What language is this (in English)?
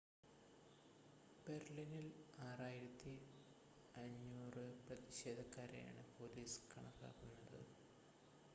Malayalam